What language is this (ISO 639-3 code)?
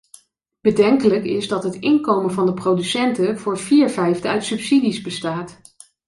nld